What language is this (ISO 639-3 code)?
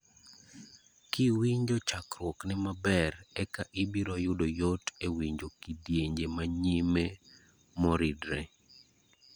luo